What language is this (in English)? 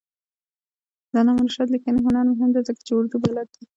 Pashto